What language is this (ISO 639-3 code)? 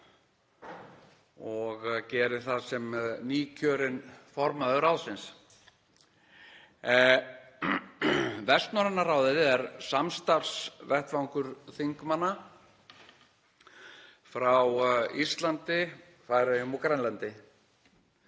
isl